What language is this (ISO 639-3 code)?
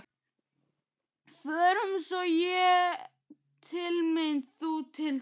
isl